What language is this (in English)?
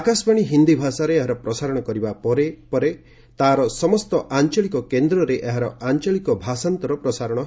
Odia